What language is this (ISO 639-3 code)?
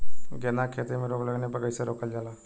bho